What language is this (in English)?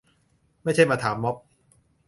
Thai